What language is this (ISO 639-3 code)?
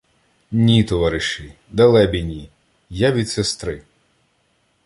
ukr